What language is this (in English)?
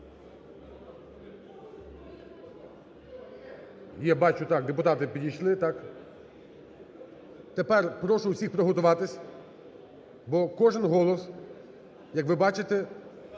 Ukrainian